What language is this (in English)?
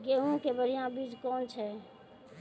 Maithili